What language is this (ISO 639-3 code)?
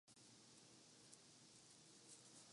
urd